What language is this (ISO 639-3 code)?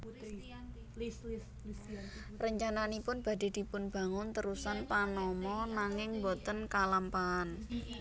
jav